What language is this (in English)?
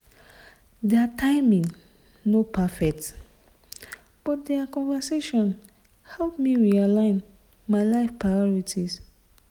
Nigerian Pidgin